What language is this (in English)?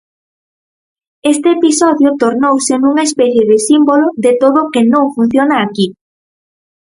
Galician